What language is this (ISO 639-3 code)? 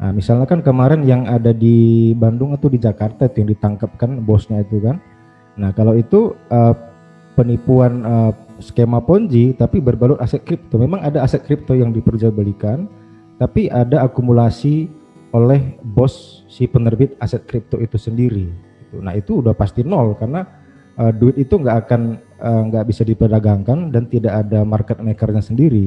ind